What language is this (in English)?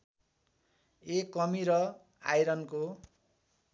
Nepali